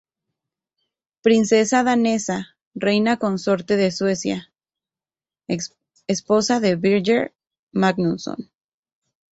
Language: Spanish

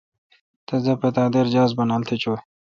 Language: Kalkoti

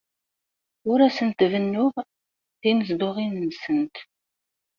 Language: Kabyle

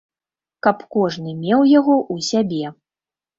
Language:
Belarusian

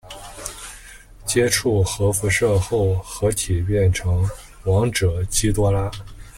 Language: Chinese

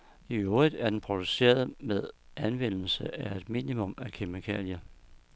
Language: Danish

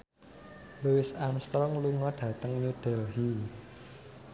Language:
Javanese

